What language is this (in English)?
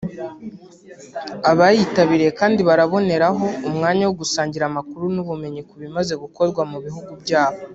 Kinyarwanda